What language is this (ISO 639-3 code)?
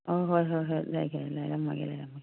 mni